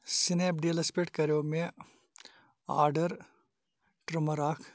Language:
Kashmiri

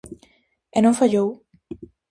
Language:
Galician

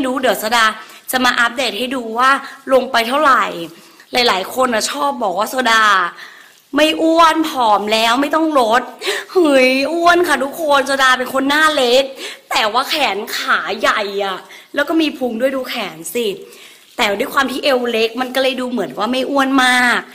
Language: Thai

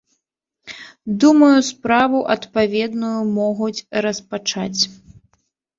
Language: Belarusian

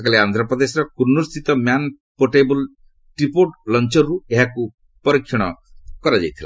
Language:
Odia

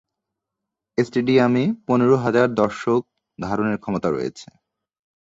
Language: Bangla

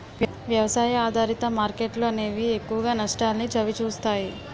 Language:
Telugu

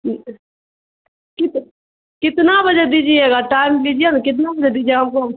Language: Urdu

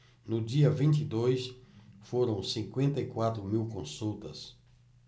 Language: Portuguese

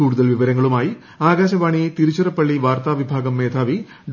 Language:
Malayalam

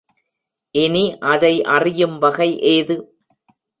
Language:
Tamil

